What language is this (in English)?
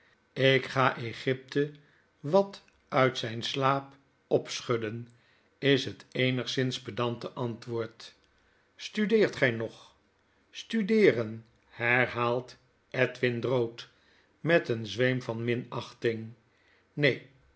Dutch